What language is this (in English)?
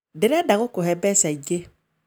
Kikuyu